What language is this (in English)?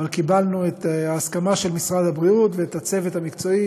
Hebrew